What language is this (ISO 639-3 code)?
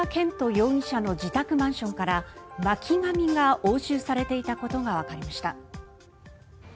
jpn